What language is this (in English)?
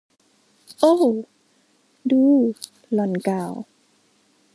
Thai